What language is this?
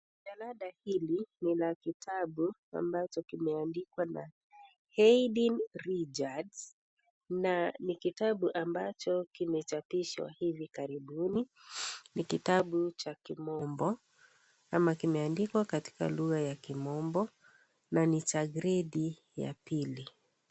Swahili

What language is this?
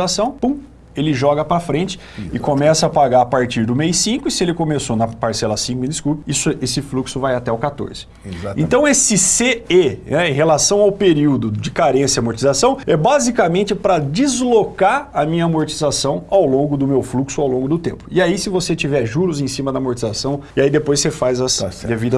Portuguese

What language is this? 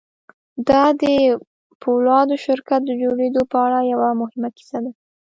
Pashto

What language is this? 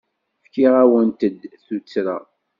Kabyle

